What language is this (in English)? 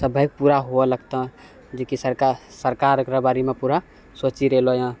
Maithili